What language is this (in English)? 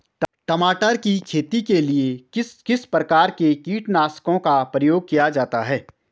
Hindi